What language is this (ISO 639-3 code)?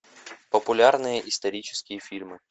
rus